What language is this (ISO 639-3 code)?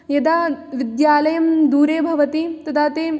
san